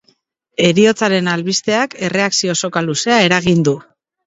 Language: Basque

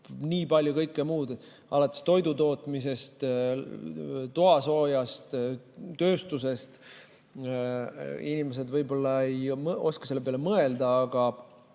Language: Estonian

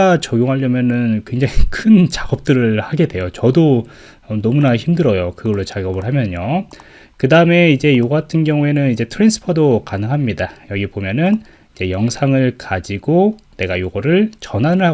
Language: Korean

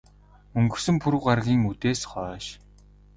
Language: Mongolian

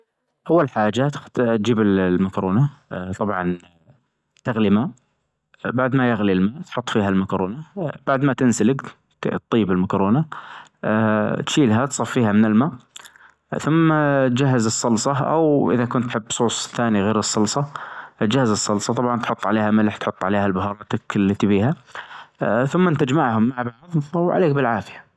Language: Najdi Arabic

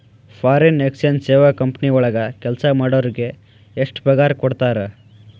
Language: Kannada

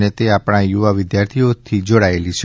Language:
Gujarati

